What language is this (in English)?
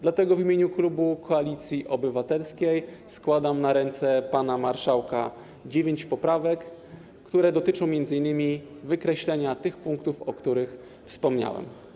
Polish